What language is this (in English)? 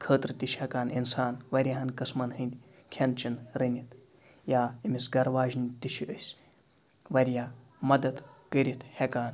Kashmiri